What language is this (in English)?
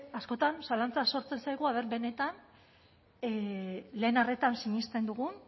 Basque